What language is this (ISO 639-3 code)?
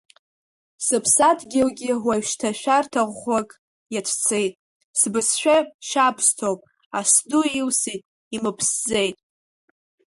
abk